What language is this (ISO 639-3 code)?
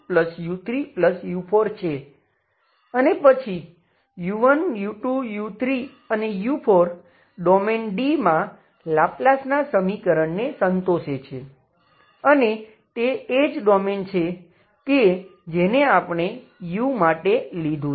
guj